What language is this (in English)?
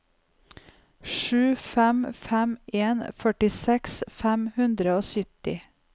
Norwegian